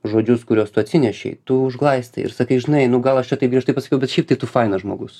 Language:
Lithuanian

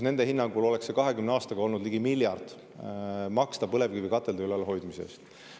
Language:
Estonian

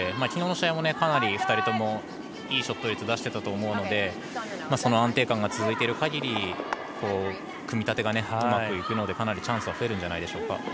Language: Japanese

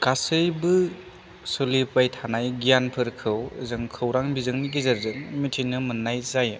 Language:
Bodo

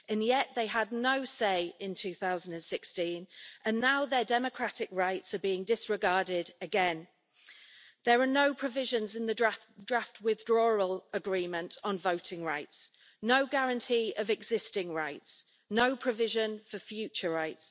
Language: English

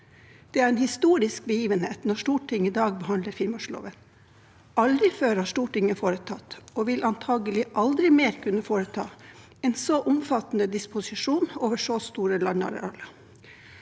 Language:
Norwegian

